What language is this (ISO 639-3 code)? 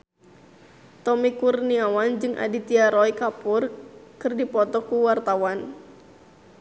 sun